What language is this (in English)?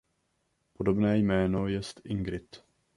Czech